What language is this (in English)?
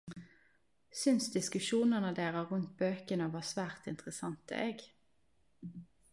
Norwegian Nynorsk